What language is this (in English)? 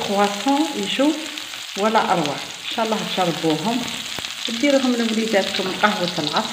Arabic